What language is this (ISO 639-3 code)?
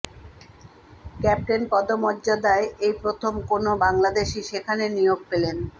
ben